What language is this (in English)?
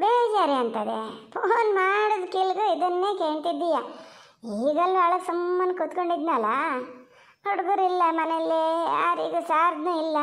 Kannada